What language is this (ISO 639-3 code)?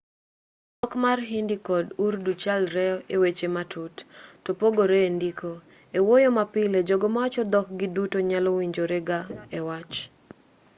luo